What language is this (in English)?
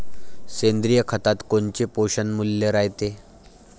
Marathi